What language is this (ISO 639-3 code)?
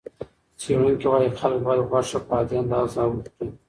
pus